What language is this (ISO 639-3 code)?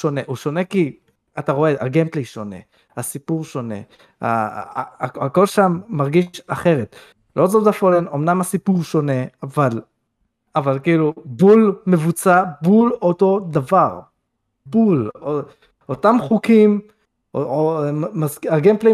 heb